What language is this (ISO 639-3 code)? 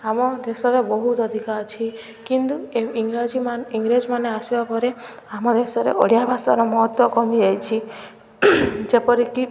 ori